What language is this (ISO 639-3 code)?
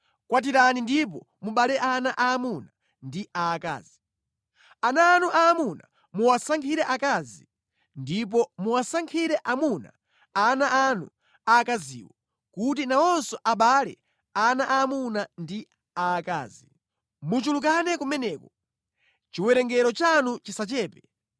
nya